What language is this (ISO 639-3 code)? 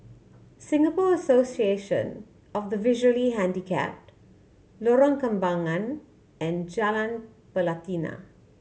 eng